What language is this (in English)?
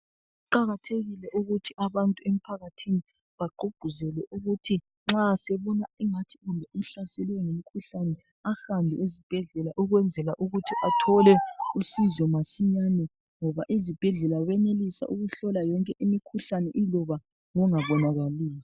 North Ndebele